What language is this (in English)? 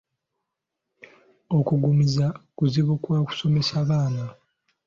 Ganda